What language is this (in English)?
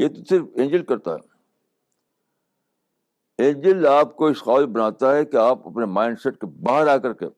Urdu